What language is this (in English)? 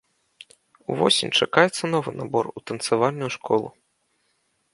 Belarusian